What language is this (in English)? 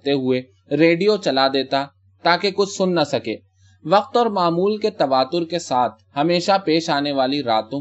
Urdu